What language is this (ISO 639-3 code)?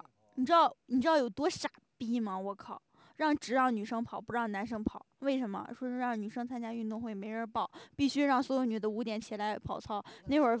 zho